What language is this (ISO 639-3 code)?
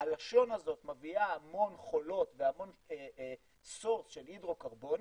heb